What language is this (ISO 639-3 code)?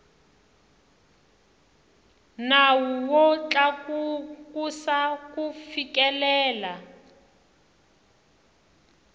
tso